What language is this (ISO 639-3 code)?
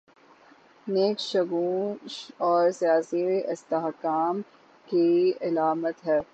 urd